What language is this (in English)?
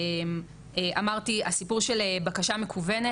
Hebrew